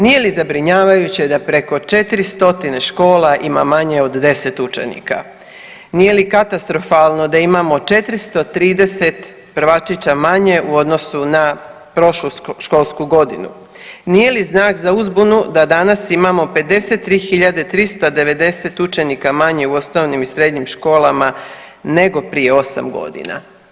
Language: Croatian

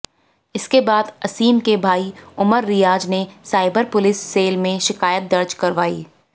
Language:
Hindi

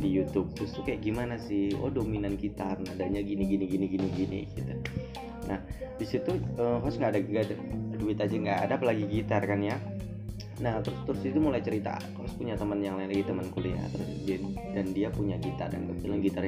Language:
Indonesian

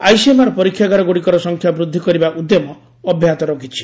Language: Odia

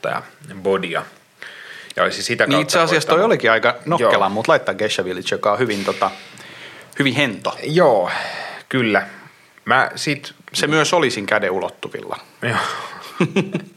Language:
Finnish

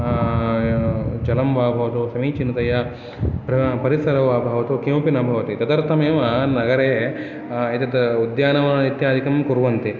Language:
Sanskrit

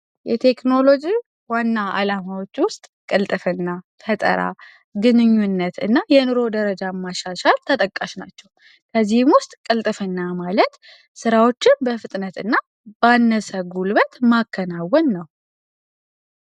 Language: Amharic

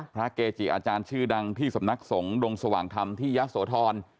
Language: Thai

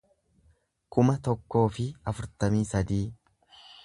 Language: Oromo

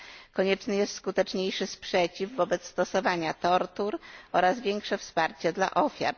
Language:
Polish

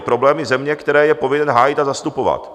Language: Czech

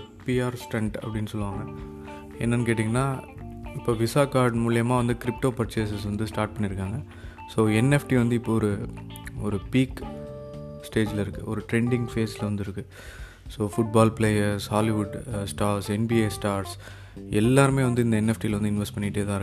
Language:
Tamil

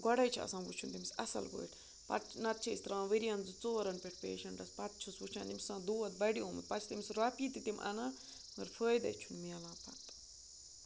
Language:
Kashmiri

